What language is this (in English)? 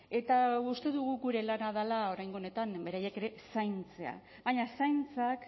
Basque